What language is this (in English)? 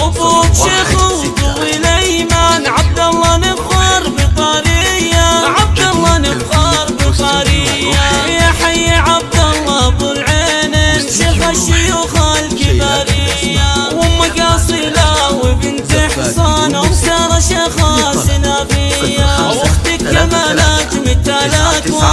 Arabic